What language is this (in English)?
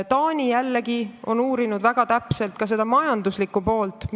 Estonian